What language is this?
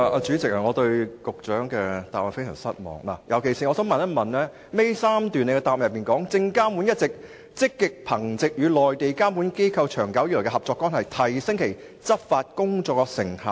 Cantonese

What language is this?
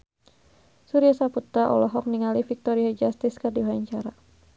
Sundanese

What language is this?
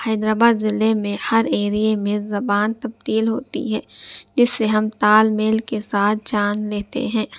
Urdu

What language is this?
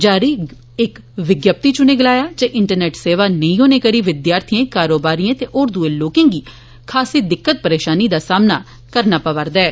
Dogri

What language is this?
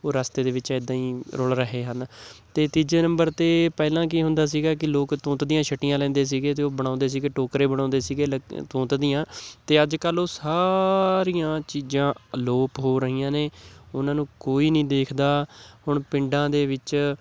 Punjabi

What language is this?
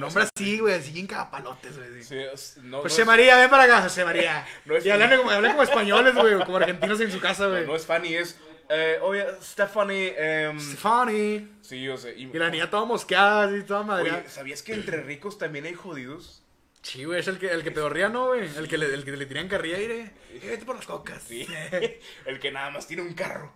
Spanish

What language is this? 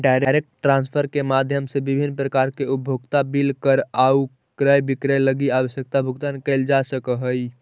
Magahi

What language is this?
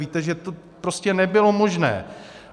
Czech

